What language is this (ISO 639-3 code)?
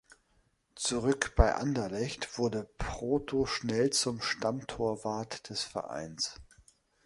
deu